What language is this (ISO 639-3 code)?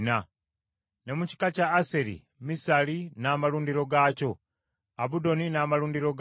lug